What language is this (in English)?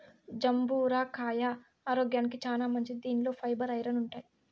Telugu